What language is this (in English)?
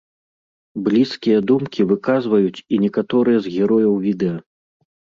Belarusian